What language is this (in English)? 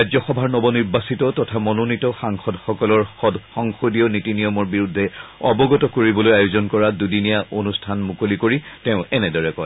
Assamese